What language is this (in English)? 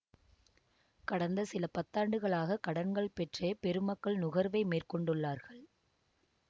Tamil